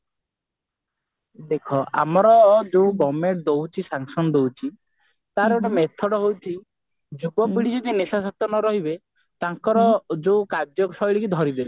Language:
Odia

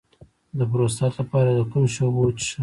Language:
Pashto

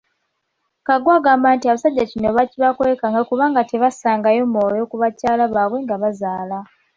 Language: Ganda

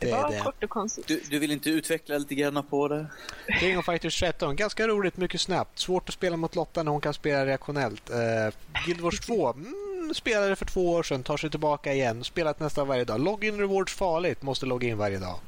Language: Swedish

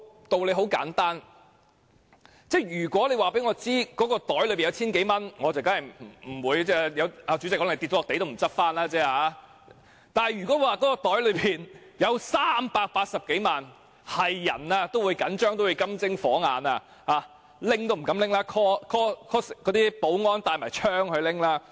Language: Cantonese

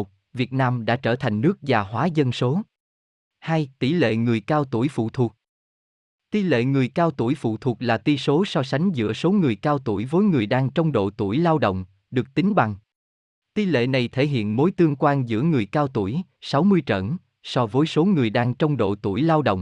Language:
Vietnamese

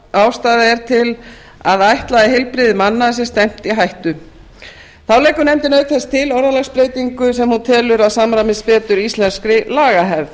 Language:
Icelandic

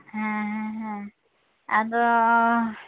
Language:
Santali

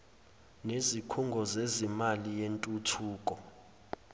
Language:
Zulu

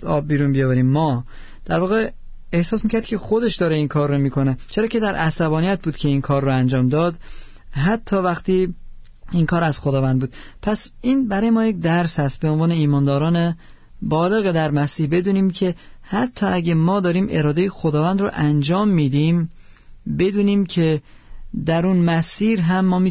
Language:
Persian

